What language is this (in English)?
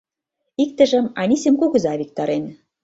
Mari